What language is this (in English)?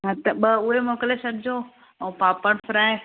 Sindhi